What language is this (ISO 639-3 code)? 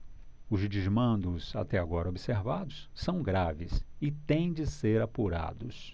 por